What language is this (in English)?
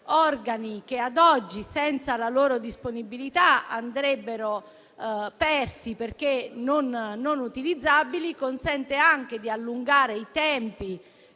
Italian